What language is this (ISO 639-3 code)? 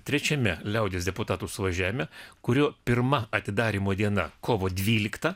lit